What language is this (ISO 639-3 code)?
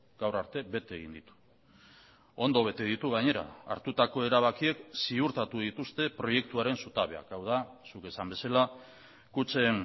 eus